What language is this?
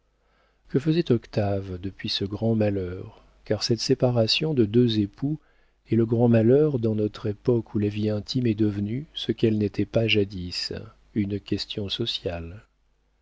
French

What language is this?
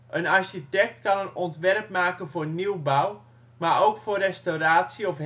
Dutch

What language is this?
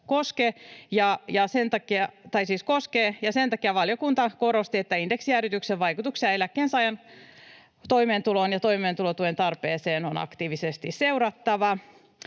Finnish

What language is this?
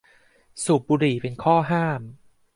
Thai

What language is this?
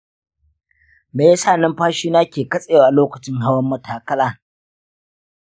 Hausa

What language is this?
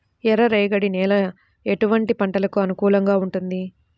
Telugu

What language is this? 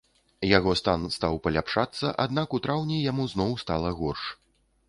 Belarusian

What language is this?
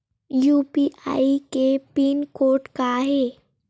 Chhattisgarhi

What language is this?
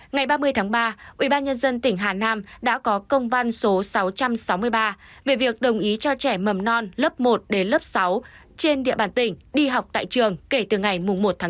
Vietnamese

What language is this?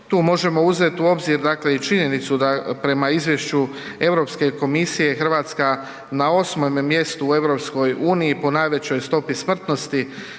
Croatian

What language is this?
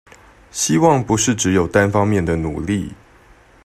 Chinese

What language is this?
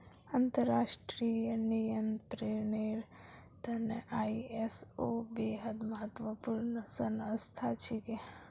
Magahi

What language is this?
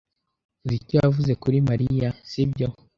Kinyarwanda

